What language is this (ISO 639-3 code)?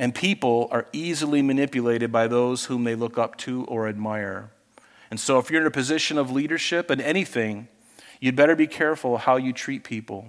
eng